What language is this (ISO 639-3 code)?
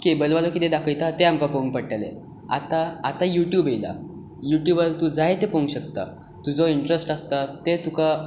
kok